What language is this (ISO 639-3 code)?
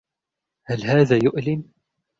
ara